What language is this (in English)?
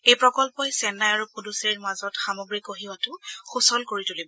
Assamese